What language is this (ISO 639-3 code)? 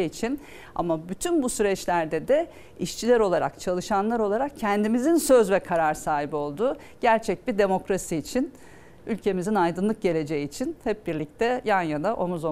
tur